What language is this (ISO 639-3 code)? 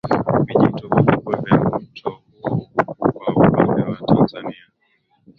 swa